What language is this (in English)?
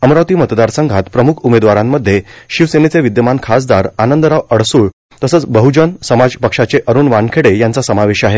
Marathi